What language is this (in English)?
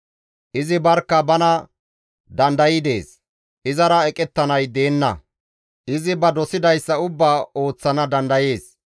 Gamo